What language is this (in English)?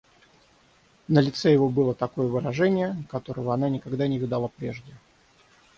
Russian